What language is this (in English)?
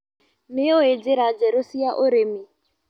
Kikuyu